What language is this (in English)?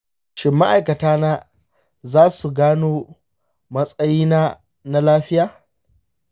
Hausa